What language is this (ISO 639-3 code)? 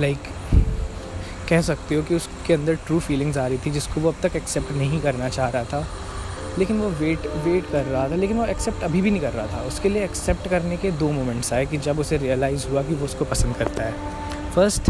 hin